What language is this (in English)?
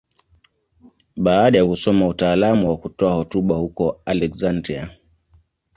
Swahili